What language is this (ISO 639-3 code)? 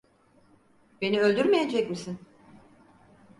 tur